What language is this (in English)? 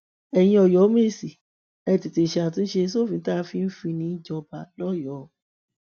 Yoruba